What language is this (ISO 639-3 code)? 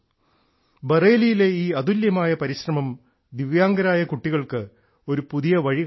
mal